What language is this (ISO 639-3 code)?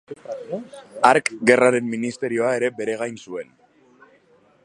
eus